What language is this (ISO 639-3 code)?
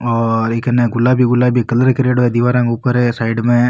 raj